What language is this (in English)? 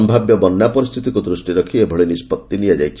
Odia